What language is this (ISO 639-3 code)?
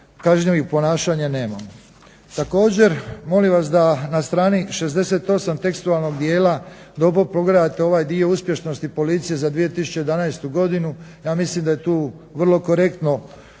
hrv